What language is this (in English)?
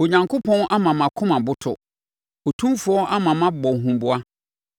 Akan